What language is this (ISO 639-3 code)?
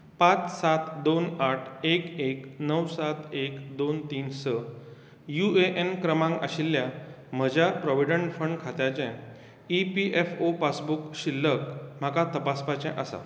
kok